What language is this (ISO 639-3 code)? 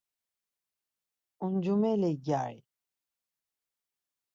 lzz